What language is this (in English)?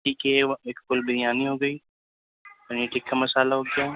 Urdu